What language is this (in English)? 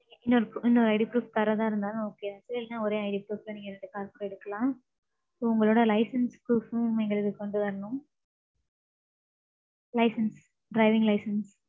Tamil